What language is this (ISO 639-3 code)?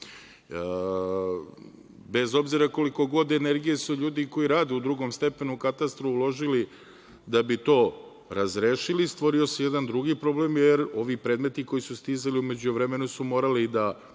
srp